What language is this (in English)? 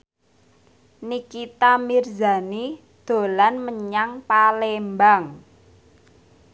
Javanese